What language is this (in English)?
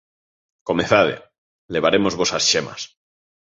Galician